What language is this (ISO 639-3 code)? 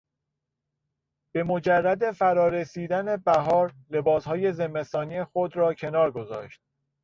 fas